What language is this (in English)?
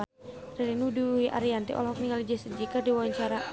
Sundanese